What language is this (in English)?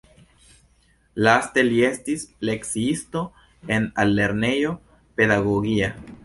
Esperanto